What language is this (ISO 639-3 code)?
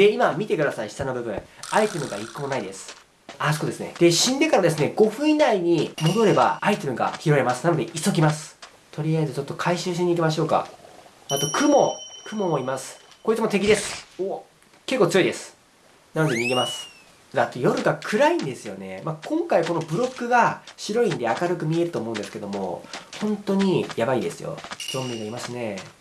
jpn